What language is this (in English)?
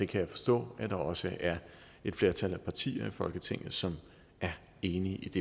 Danish